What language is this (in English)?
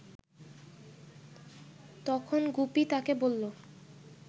Bangla